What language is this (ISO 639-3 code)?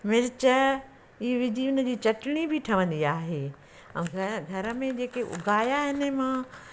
snd